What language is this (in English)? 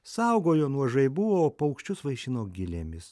Lithuanian